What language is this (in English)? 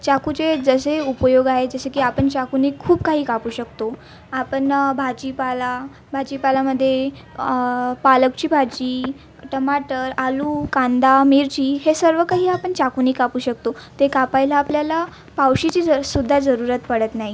Marathi